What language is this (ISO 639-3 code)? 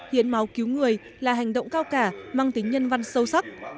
vie